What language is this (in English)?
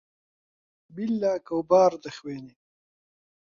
Central Kurdish